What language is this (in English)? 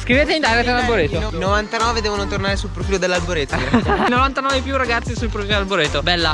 Italian